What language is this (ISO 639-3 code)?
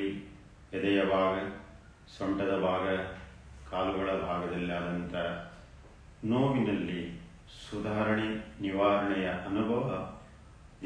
ron